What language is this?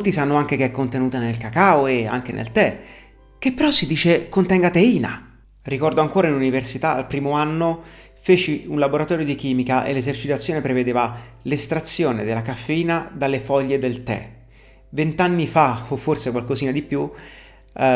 Italian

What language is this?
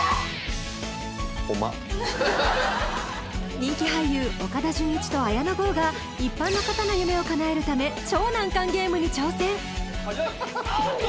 Japanese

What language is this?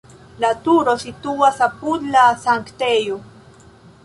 Esperanto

